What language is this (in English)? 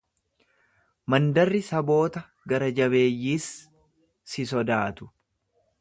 Oromo